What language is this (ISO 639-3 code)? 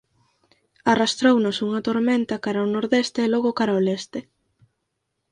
glg